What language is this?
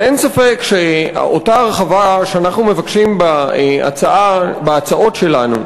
Hebrew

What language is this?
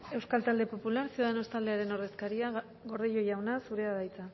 Basque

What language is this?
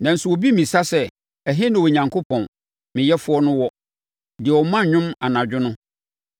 Akan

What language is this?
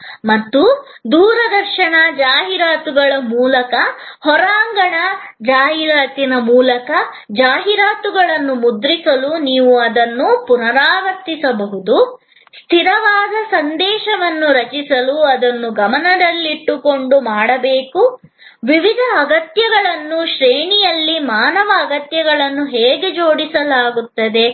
Kannada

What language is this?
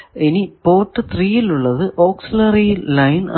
Malayalam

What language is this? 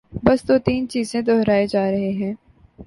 Urdu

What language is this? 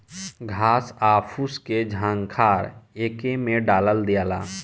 Bhojpuri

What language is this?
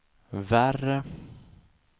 Swedish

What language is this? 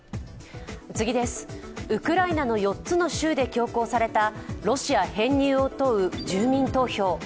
Japanese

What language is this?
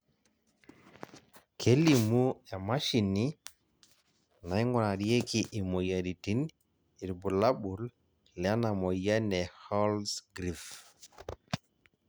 Masai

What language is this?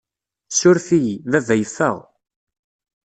Kabyle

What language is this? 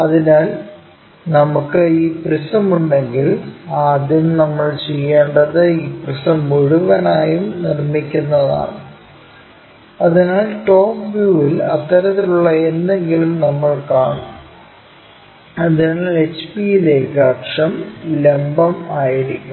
Malayalam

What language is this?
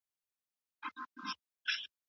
Pashto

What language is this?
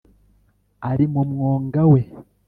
Kinyarwanda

